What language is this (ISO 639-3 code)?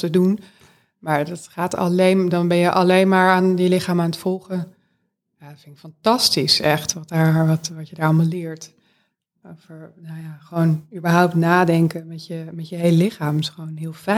nld